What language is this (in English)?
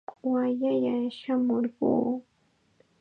Chiquián Ancash Quechua